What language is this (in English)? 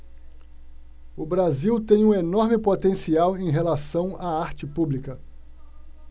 Portuguese